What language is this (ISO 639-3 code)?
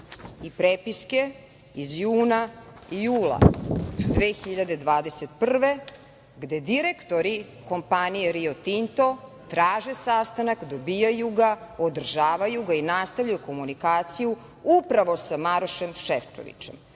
srp